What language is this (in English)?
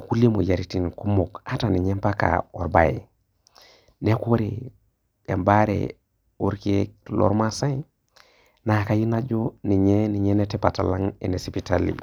Masai